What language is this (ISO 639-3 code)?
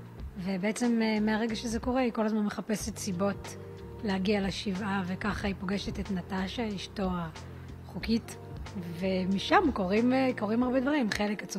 heb